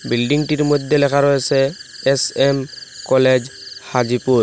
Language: Bangla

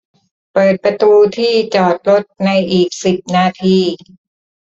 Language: Thai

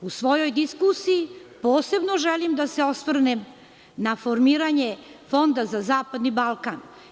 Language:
Serbian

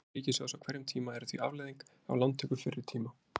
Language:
Icelandic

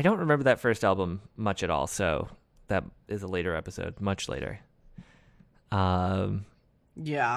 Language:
English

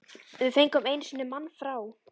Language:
Icelandic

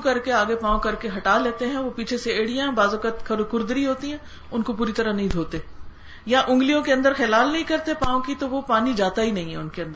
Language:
Urdu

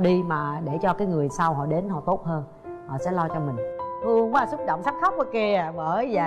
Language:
Vietnamese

